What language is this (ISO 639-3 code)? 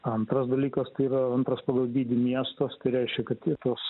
lit